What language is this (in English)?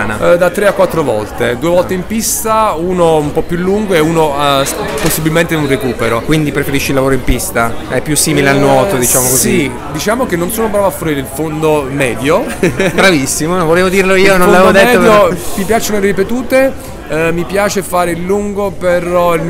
Italian